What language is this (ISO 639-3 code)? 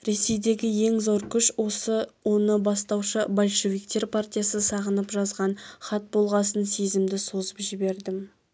kaz